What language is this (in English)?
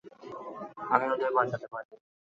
Bangla